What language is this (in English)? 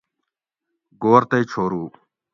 Gawri